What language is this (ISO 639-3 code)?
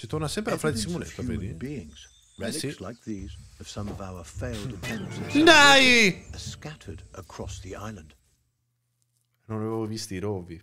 ita